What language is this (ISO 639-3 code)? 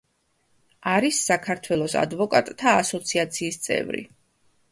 kat